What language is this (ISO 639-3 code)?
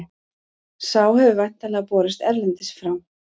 isl